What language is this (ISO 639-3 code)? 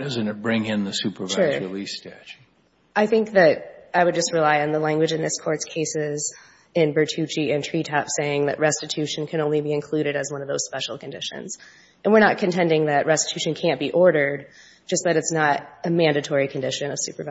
eng